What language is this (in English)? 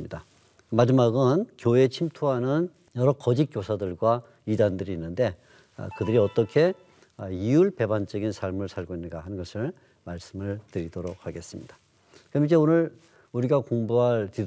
Korean